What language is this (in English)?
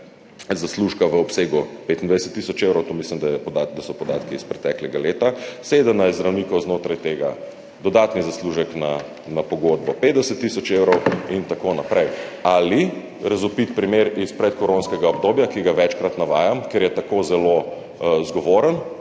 Slovenian